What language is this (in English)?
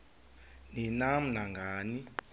Xhosa